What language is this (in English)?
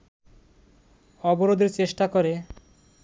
Bangla